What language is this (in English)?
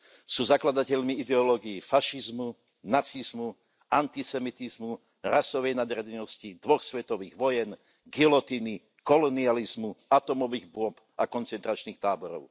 Slovak